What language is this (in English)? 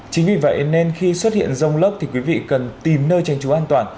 Vietnamese